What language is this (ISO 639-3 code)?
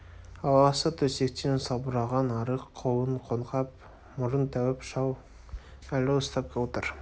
kaz